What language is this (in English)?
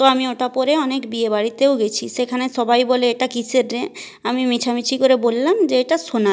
Bangla